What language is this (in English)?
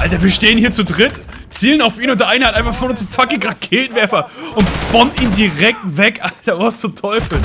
German